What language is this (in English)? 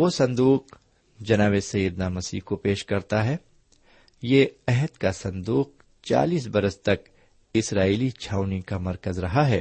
Urdu